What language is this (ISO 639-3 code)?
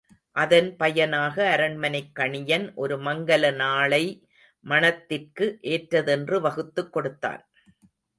tam